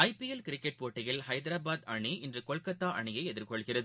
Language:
Tamil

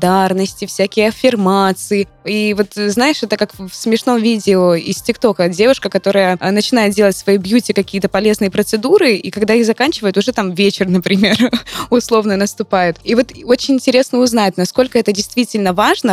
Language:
Russian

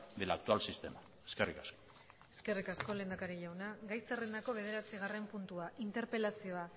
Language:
Basque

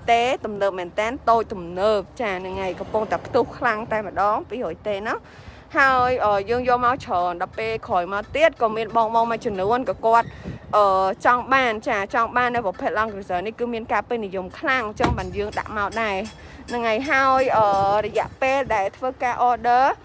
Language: Thai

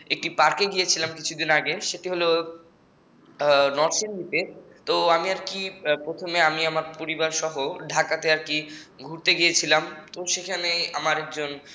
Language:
Bangla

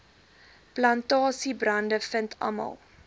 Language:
Afrikaans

